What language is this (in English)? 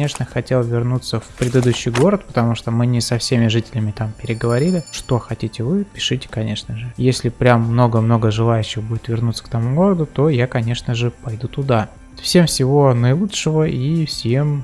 Russian